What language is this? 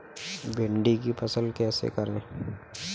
Hindi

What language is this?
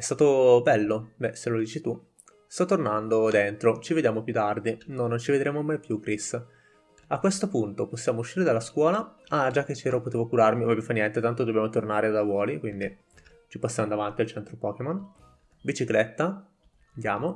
Italian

